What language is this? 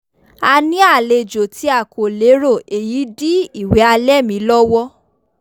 Yoruba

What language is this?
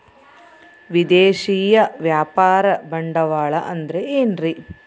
Kannada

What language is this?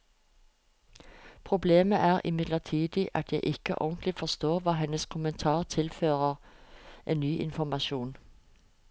Norwegian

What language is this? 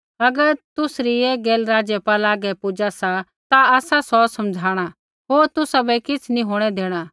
Kullu Pahari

